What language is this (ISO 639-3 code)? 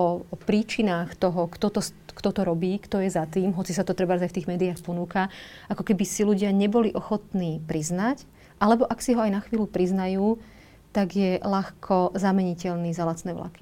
slk